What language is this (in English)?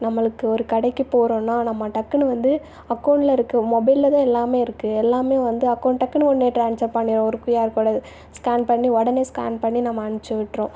Tamil